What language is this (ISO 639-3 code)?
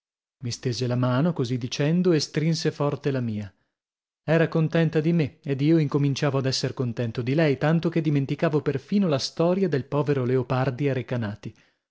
ita